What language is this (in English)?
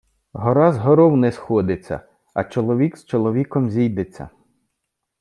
Ukrainian